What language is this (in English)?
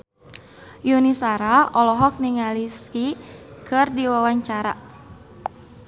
Sundanese